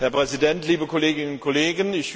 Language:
German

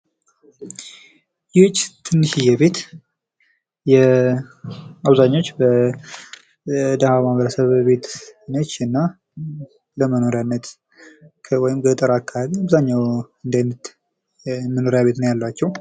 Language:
Amharic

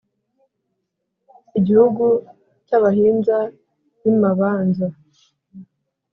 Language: Kinyarwanda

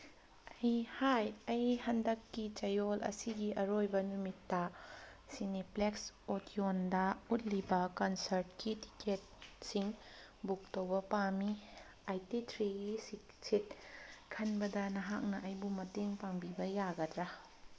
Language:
Manipuri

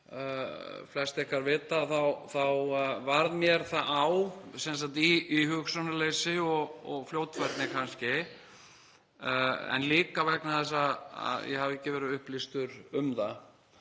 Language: Icelandic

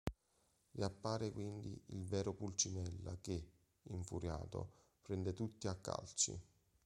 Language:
Italian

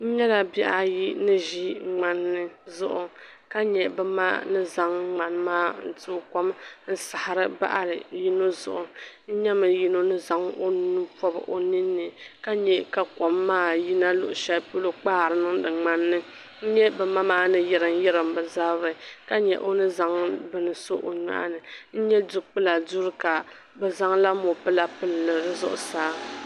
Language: Dagbani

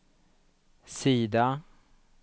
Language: Swedish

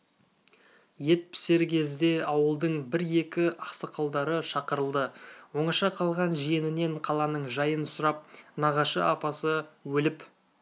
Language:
Kazakh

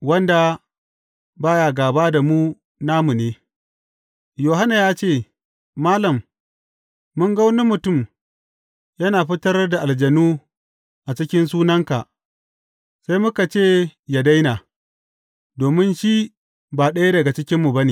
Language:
Hausa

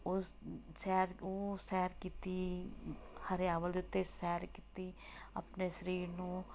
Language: Punjabi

